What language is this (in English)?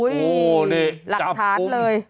Thai